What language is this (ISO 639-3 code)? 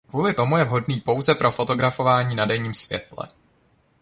ces